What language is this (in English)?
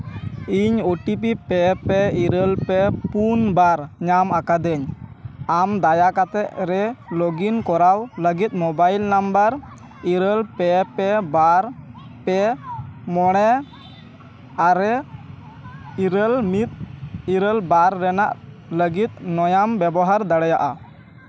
Santali